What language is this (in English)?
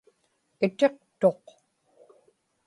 Inupiaq